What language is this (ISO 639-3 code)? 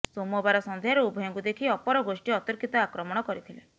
ori